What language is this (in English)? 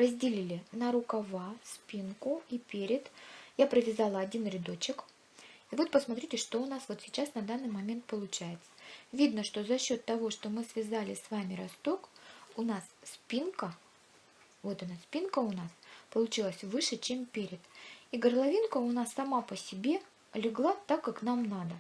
Russian